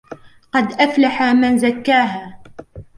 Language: Arabic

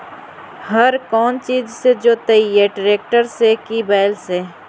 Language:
Magahi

